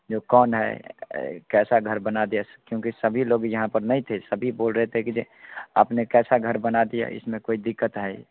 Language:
Hindi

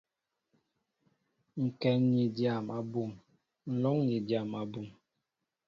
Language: Mbo (Cameroon)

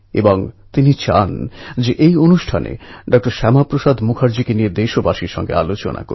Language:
Bangla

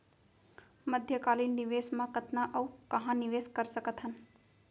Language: Chhattisgarhi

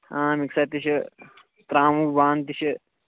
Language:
Kashmiri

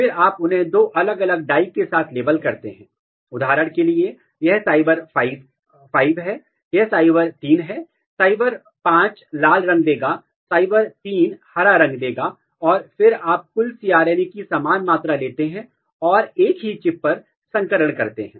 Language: Hindi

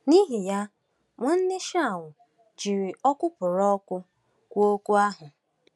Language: Igbo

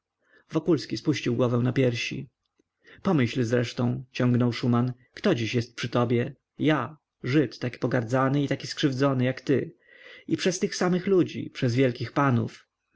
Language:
Polish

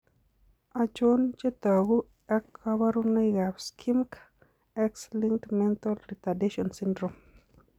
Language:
Kalenjin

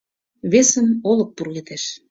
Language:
Mari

